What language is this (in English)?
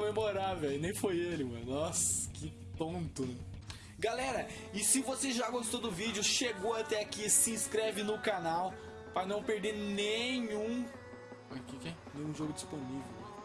Portuguese